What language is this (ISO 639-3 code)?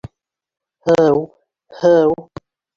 bak